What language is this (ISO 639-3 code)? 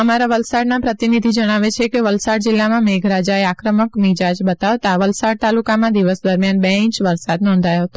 guj